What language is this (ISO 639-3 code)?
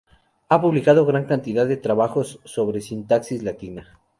spa